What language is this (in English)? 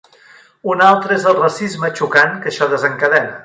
Catalan